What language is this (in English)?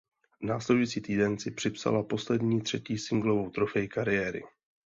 Czech